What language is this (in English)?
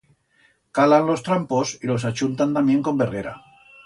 Aragonese